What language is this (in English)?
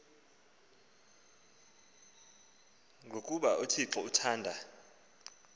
Xhosa